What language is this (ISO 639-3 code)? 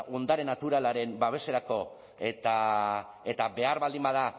eus